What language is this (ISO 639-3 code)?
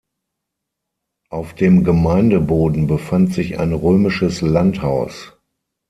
deu